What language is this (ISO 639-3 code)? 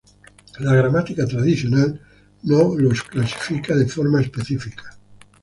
spa